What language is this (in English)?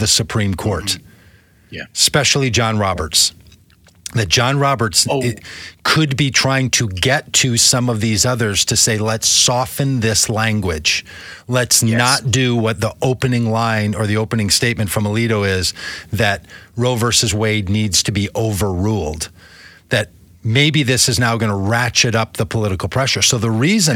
English